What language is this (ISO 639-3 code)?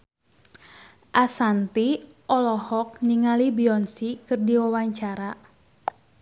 sun